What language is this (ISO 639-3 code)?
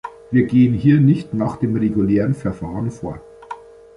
deu